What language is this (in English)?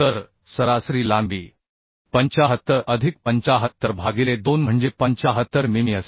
Marathi